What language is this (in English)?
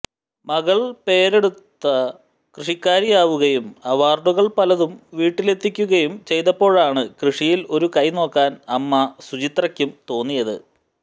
Malayalam